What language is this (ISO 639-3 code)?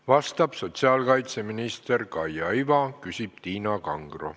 est